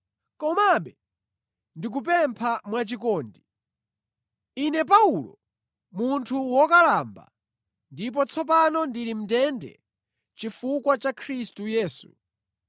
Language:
Nyanja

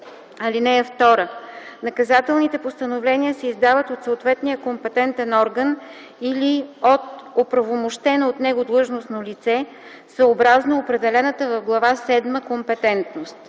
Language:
Bulgarian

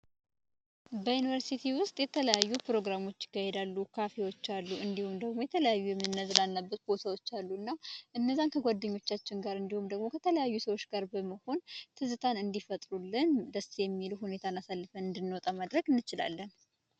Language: Amharic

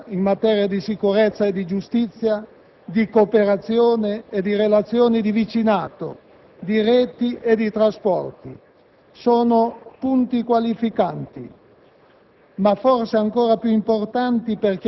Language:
Italian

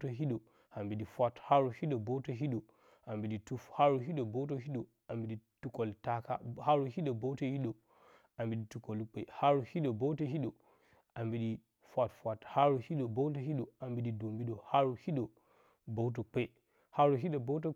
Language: Bacama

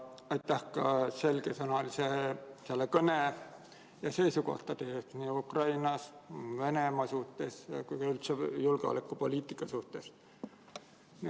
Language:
Estonian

